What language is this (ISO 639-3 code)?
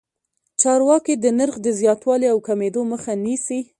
pus